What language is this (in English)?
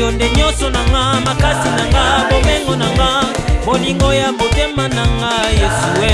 Swahili